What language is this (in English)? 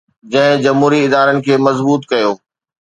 Sindhi